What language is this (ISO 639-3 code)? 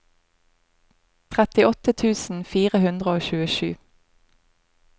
nor